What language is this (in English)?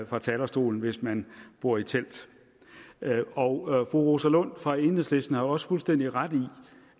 Danish